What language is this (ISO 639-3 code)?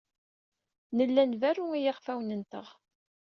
kab